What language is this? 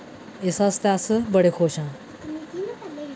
Dogri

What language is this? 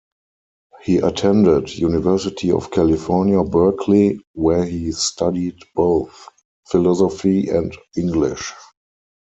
English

